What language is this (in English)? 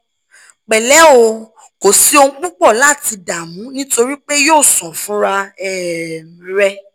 Yoruba